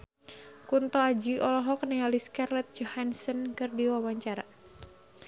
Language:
Sundanese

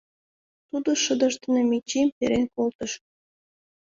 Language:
Mari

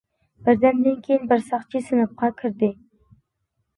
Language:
Uyghur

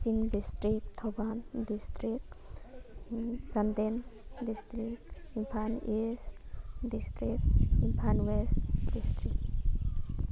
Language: Manipuri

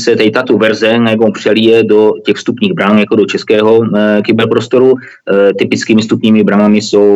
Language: Czech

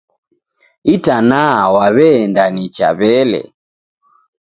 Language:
Taita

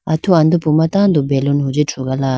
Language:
Idu-Mishmi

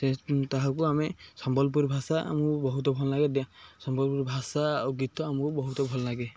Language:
Odia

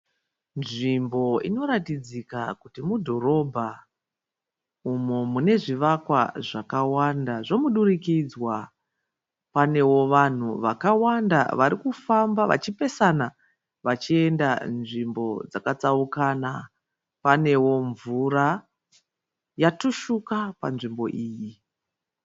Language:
Shona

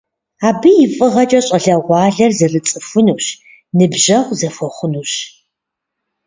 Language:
Kabardian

